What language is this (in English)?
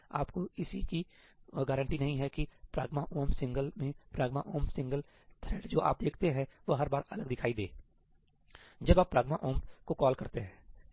Hindi